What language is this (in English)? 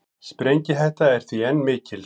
Icelandic